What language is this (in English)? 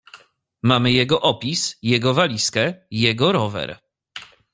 Polish